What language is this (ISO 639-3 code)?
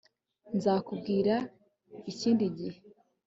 kin